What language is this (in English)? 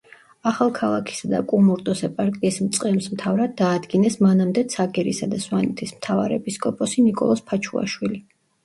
Georgian